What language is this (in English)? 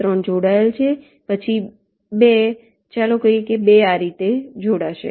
Gujarati